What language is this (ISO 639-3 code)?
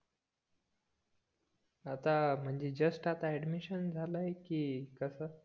mar